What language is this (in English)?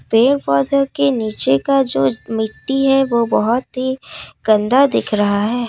Hindi